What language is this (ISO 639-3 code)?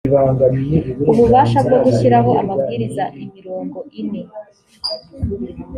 kin